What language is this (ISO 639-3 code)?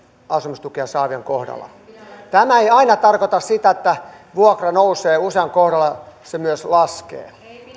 fin